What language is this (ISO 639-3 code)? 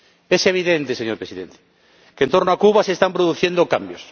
spa